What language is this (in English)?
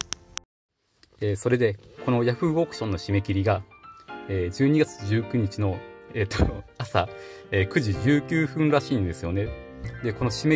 Japanese